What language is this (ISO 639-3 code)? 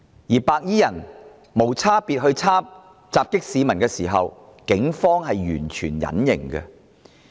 yue